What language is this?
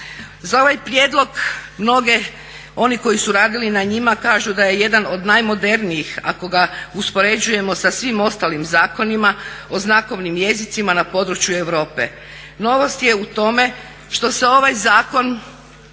Croatian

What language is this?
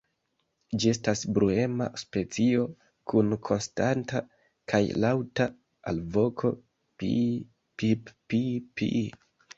Esperanto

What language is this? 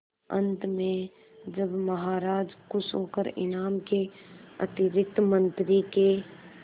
Hindi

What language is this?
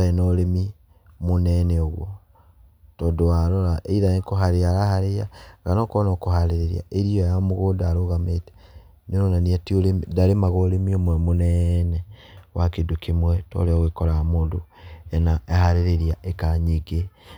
Kikuyu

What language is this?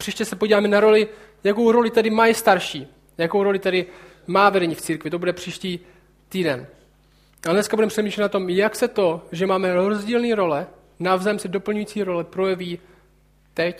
Czech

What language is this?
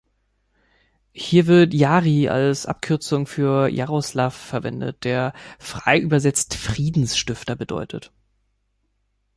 German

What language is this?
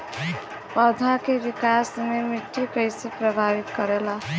Bhojpuri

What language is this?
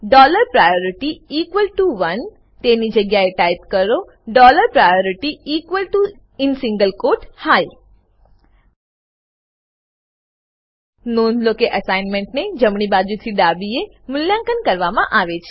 Gujarati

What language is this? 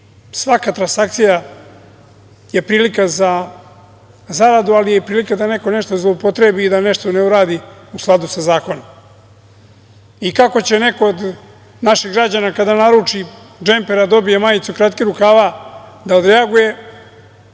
Serbian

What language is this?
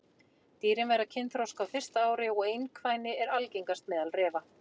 Icelandic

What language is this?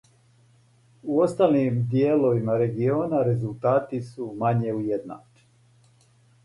Serbian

